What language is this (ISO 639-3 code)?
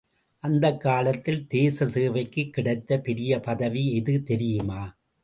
tam